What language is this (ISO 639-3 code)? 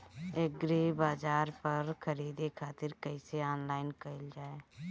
bho